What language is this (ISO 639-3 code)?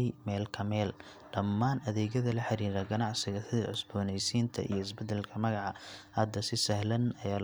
som